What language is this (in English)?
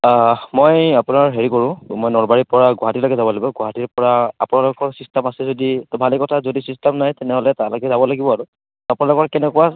Assamese